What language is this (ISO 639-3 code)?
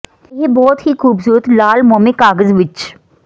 pan